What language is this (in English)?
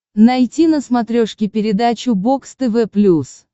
Russian